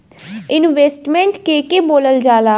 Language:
Bhojpuri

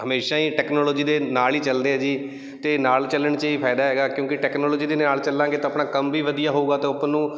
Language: Punjabi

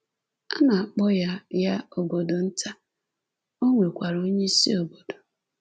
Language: Igbo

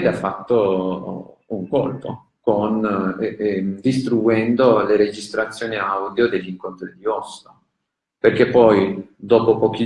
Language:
Italian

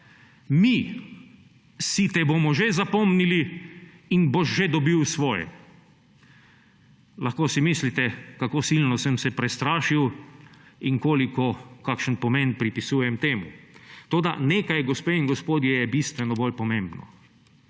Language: Slovenian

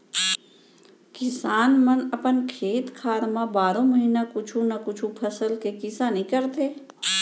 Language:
Chhattisgarhi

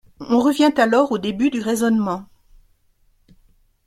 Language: French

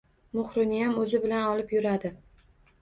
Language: Uzbek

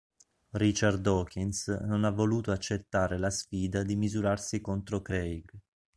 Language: Italian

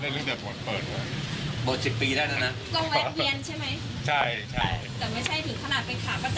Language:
Thai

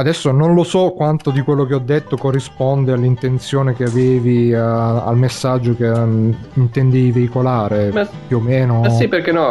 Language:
Italian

